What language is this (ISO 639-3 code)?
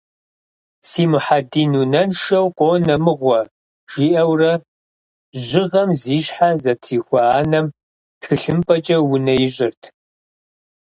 kbd